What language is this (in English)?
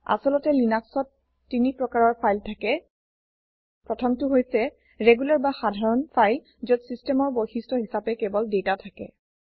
Assamese